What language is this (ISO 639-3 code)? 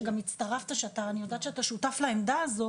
heb